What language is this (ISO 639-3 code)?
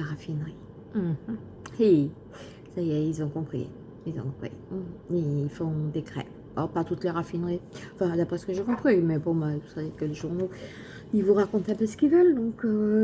fra